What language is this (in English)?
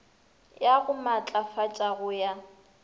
Northern Sotho